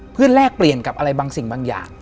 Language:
Thai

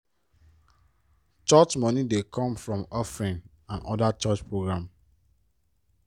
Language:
Nigerian Pidgin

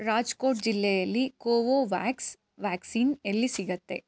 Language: Kannada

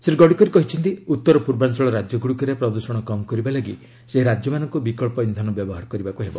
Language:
Odia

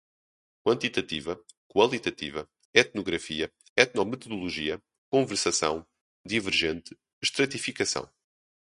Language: Portuguese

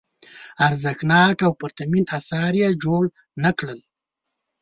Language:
Pashto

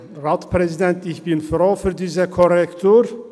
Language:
Swiss German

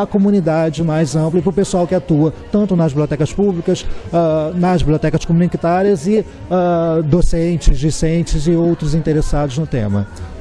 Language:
Portuguese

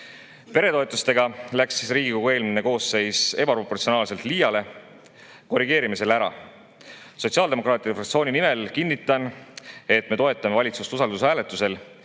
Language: Estonian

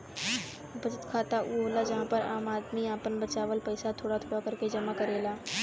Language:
Bhojpuri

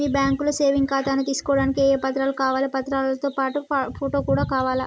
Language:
Telugu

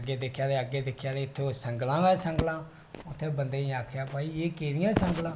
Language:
Dogri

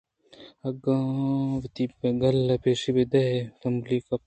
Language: Eastern Balochi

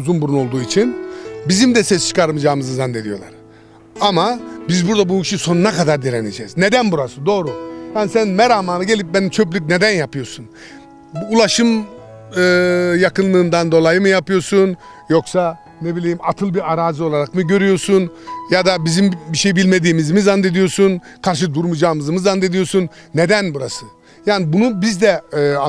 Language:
Turkish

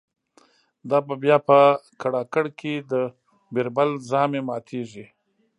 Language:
Pashto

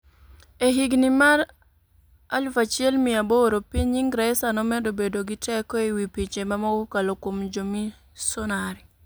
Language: Luo (Kenya and Tanzania)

